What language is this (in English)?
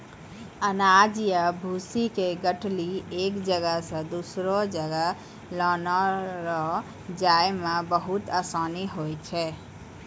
Maithili